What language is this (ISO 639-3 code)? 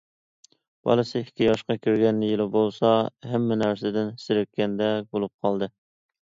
uig